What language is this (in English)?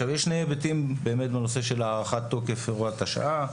Hebrew